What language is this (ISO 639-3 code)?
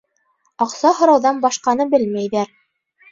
bak